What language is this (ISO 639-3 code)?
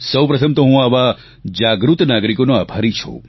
guj